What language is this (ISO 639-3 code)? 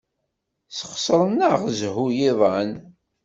kab